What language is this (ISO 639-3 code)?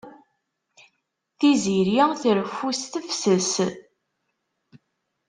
kab